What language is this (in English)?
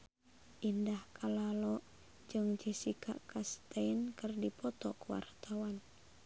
Sundanese